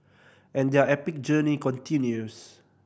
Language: English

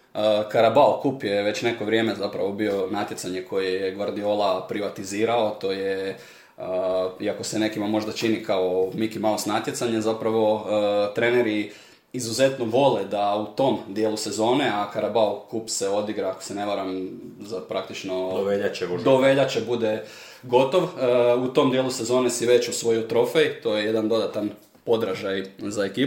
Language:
Croatian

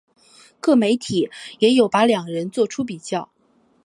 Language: Chinese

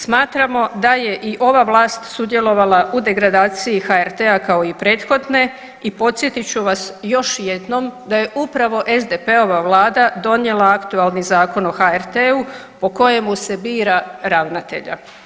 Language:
Croatian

